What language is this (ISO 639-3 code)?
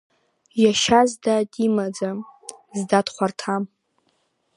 abk